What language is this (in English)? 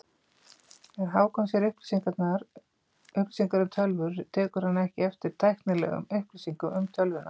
Icelandic